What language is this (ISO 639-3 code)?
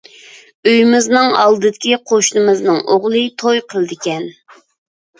uig